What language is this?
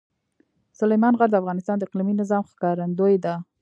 Pashto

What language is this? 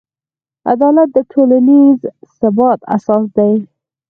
Pashto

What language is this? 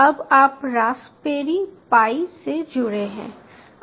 Hindi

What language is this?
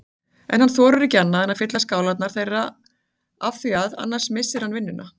Icelandic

